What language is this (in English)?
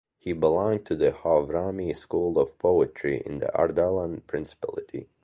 English